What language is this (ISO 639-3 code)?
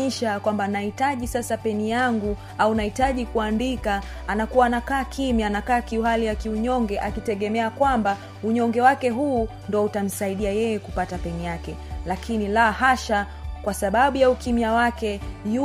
swa